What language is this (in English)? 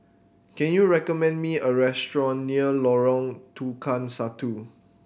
English